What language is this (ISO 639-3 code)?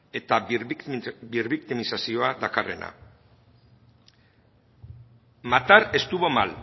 eus